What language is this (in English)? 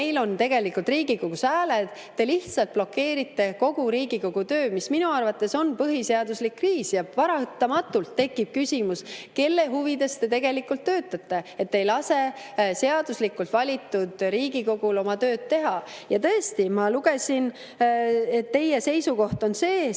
Estonian